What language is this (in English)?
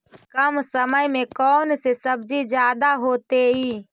Magahi